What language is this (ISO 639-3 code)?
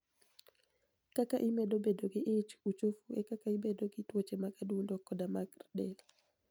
luo